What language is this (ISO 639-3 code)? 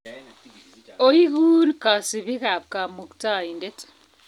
kln